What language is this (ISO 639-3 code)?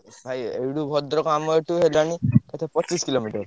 ori